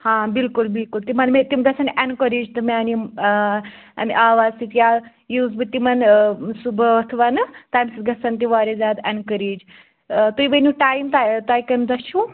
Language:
Kashmiri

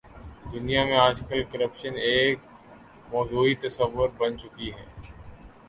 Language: Urdu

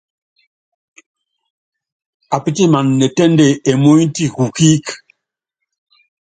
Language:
Yangben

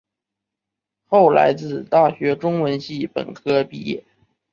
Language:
Chinese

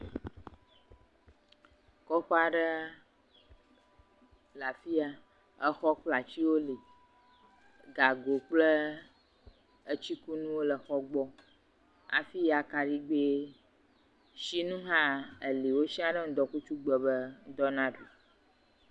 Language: Ewe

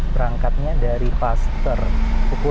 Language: Indonesian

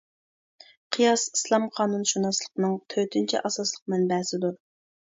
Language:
Uyghur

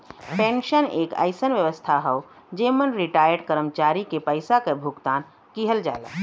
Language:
Bhojpuri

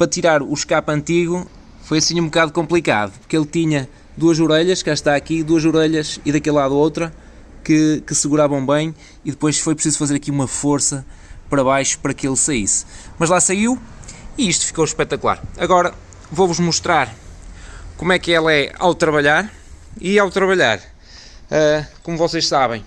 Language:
Portuguese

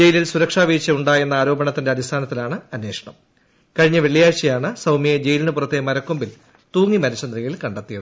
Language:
Malayalam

